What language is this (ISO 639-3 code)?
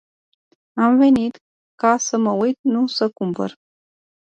ron